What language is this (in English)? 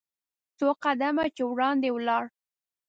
Pashto